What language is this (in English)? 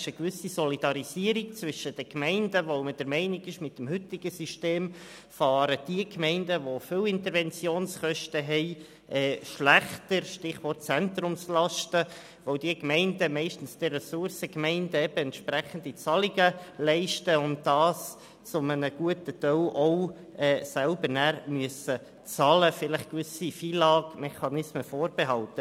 Swiss German